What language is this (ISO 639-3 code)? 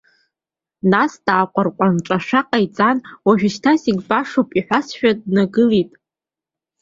abk